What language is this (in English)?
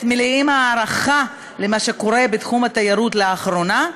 Hebrew